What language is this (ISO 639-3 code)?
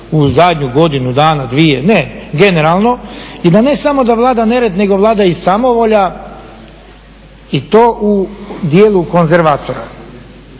hrv